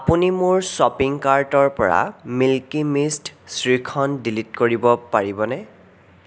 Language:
Assamese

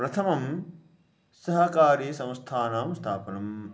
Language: Sanskrit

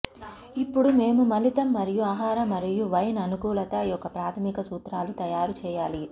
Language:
Telugu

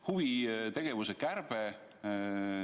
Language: Estonian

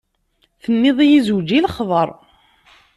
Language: Kabyle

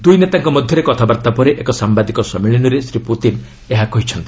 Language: Odia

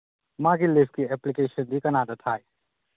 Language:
Manipuri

